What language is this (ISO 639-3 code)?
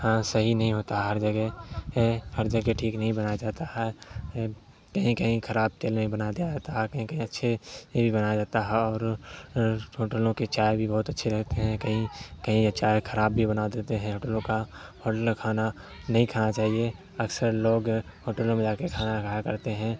urd